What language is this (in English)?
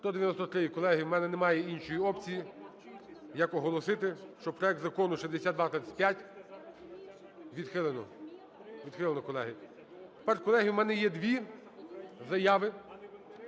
Ukrainian